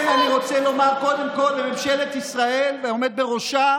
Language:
Hebrew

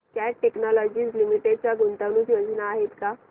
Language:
Marathi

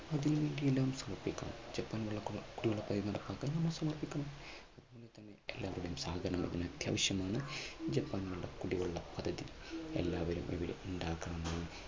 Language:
Malayalam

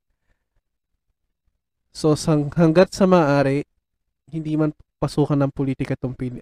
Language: Filipino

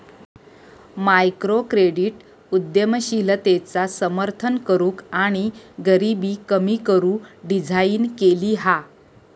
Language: Marathi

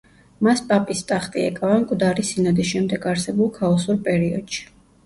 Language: Georgian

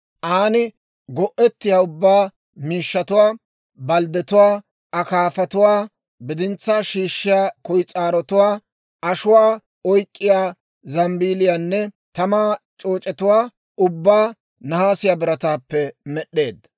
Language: Dawro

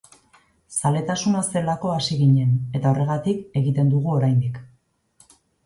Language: Basque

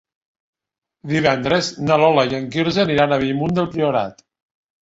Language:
Catalan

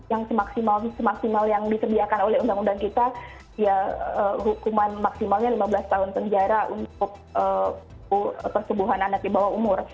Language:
Indonesian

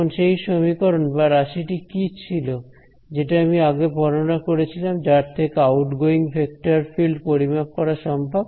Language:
Bangla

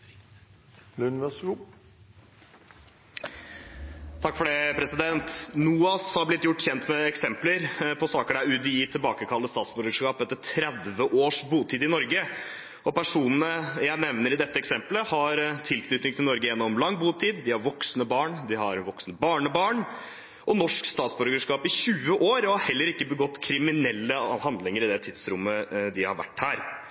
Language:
Norwegian Bokmål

